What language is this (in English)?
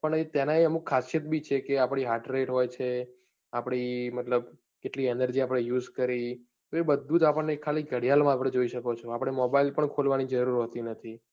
Gujarati